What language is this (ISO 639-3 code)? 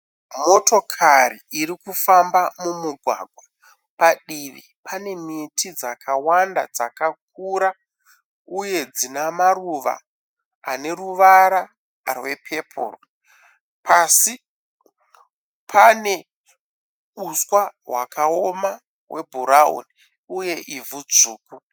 sna